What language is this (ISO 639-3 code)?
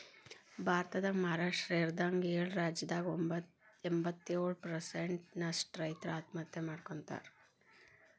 kan